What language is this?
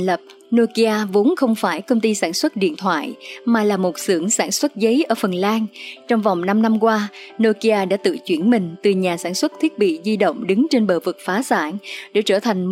Vietnamese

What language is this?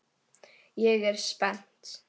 Icelandic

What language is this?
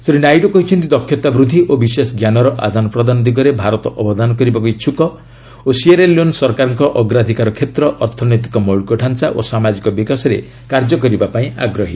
Odia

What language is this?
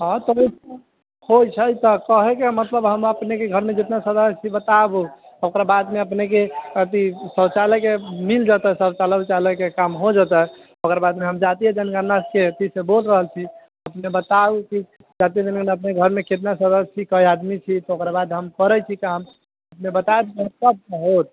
Maithili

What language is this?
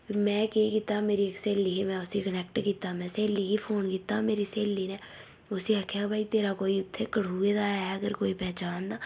Dogri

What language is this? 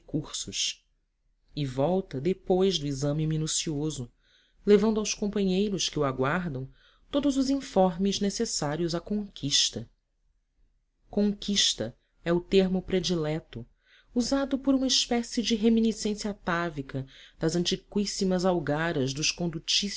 Portuguese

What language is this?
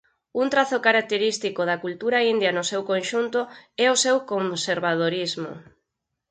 Galician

